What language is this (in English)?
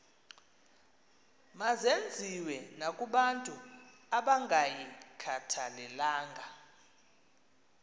Xhosa